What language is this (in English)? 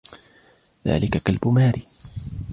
Arabic